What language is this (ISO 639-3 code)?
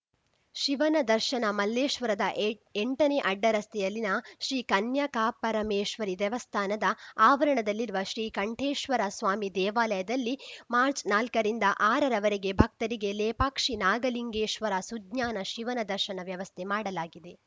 kan